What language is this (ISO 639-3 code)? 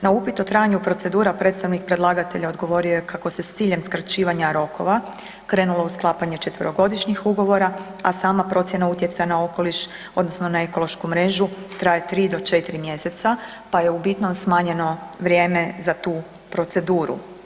hrv